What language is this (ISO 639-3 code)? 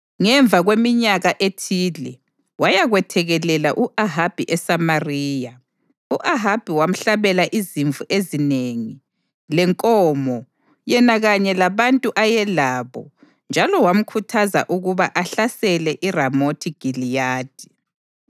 nde